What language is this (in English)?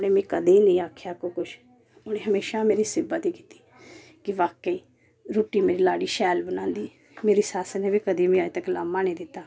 Dogri